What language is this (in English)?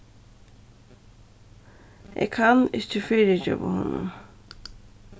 Faroese